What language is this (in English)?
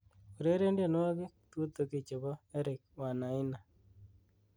Kalenjin